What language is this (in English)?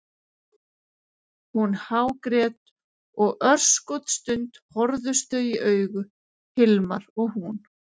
Icelandic